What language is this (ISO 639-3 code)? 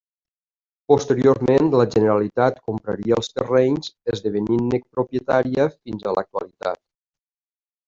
cat